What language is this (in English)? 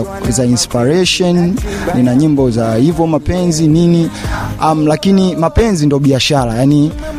Swahili